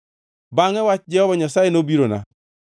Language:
Luo (Kenya and Tanzania)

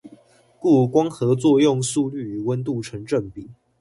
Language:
Chinese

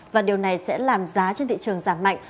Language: Vietnamese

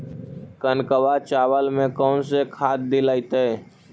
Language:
Magahi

